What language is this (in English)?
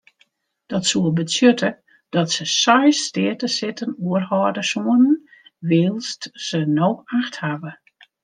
Western Frisian